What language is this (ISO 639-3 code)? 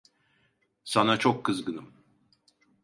tur